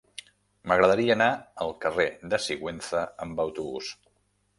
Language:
Catalan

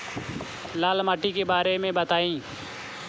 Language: Bhojpuri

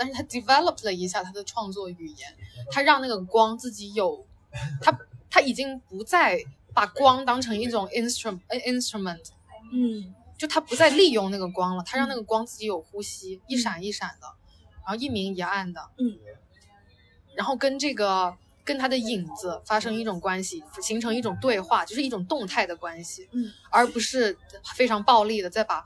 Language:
Chinese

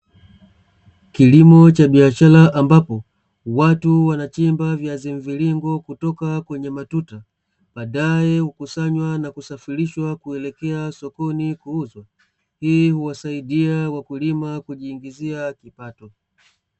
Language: Swahili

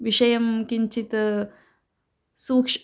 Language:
Sanskrit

